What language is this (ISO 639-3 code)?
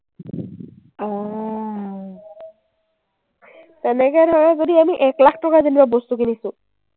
asm